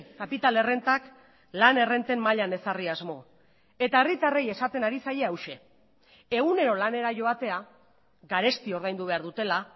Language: Basque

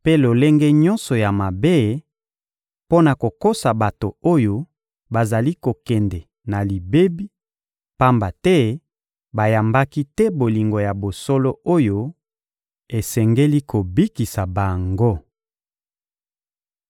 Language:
Lingala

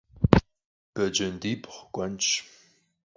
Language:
Kabardian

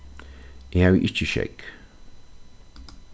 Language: Faroese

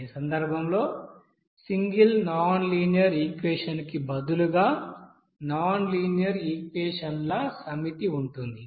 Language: Telugu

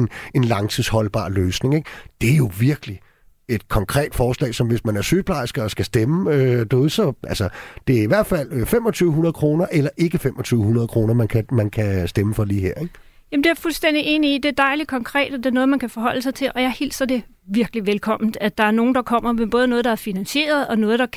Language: Danish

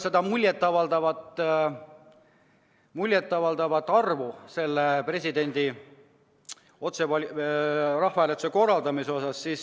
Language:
Estonian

